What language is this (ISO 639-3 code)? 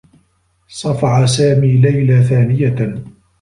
ara